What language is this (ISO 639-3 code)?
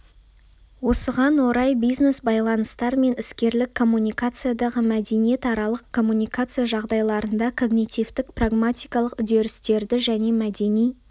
kaz